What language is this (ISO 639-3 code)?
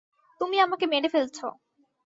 ben